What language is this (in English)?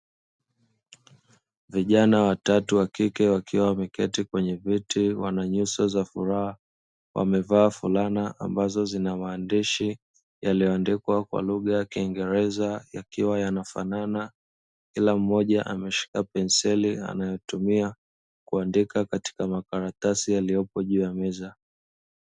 Swahili